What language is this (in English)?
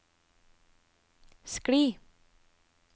Norwegian